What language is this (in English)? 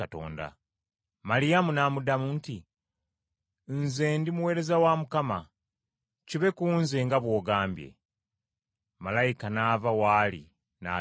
Ganda